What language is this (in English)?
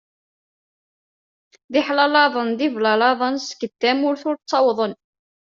Kabyle